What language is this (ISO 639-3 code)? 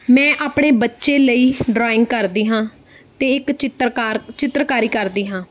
pan